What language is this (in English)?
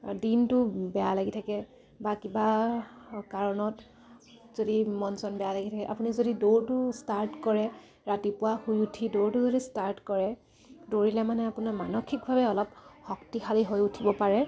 Assamese